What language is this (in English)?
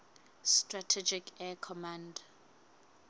Southern Sotho